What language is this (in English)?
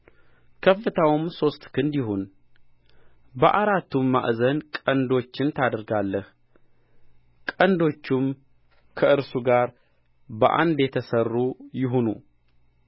Amharic